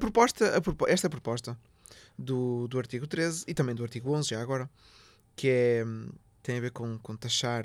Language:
Portuguese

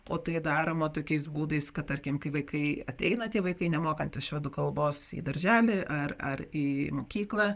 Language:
Lithuanian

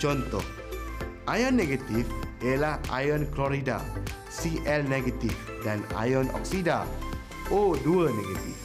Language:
Malay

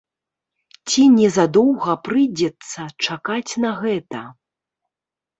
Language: Belarusian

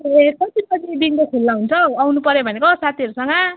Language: Nepali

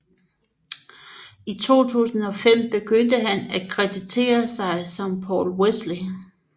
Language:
Danish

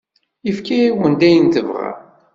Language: Kabyle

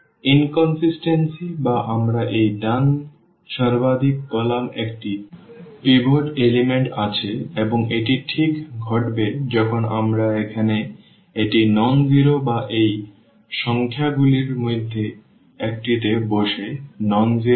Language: Bangla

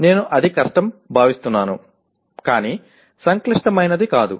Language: Telugu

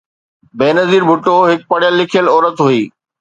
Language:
Sindhi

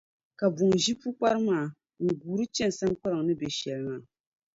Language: Dagbani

